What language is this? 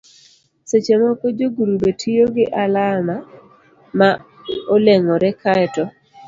Luo (Kenya and Tanzania)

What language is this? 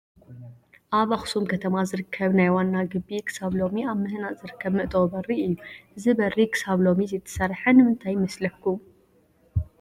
Tigrinya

